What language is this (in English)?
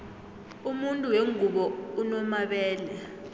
South Ndebele